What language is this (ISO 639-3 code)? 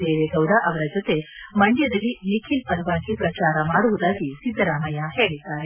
kan